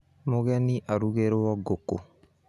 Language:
Kikuyu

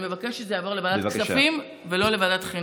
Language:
Hebrew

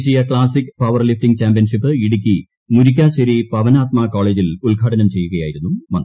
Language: Malayalam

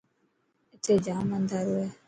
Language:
Dhatki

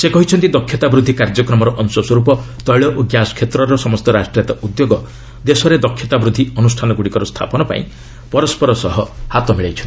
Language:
Odia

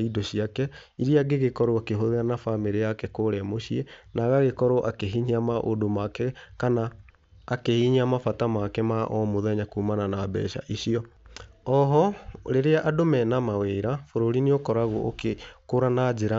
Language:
Kikuyu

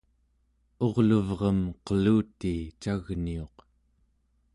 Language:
Central Yupik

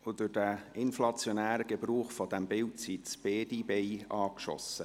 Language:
Swiss German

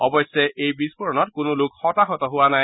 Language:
Assamese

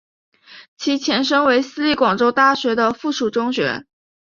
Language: Chinese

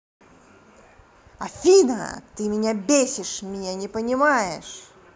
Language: Russian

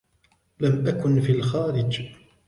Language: Arabic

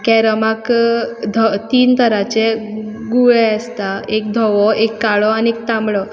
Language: Konkani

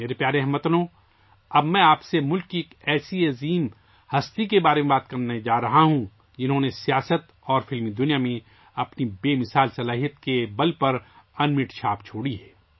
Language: Urdu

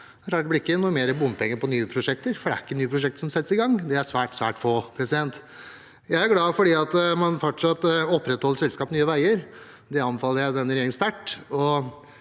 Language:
Norwegian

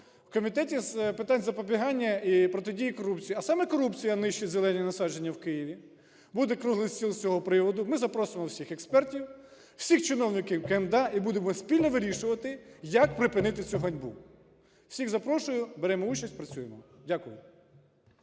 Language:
Ukrainian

